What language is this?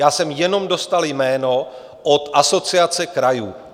Czech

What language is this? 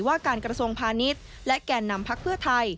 Thai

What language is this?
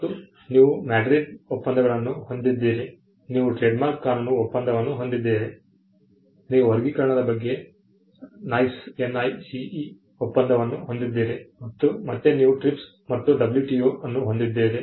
Kannada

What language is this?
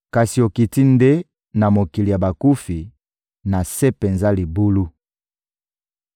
Lingala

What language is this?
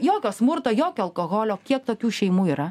Lithuanian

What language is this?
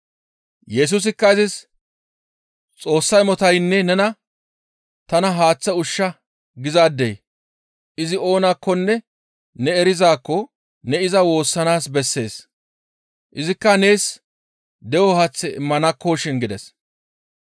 Gamo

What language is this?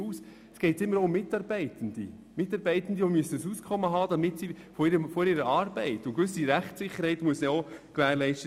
Swiss German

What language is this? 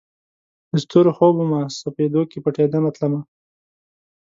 Pashto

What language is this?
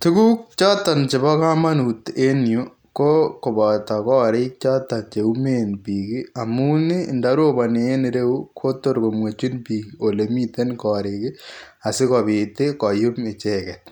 Kalenjin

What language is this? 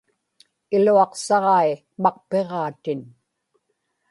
Inupiaq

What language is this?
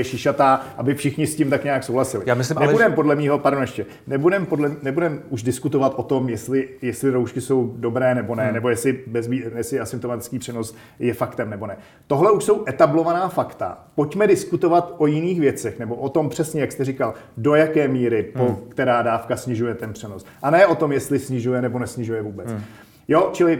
Czech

